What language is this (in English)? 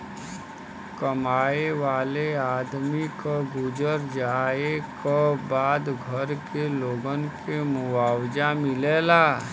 Bhojpuri